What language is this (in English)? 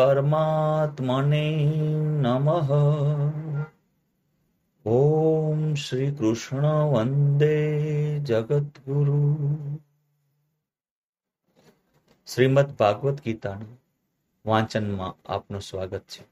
Gujarati